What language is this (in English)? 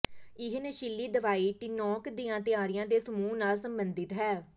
Punjabi